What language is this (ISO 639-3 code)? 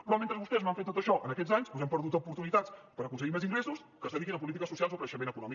cat